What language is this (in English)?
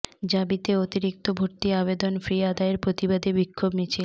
Bangla